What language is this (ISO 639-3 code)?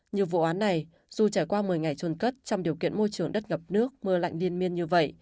vie